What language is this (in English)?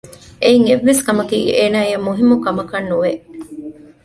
Divehi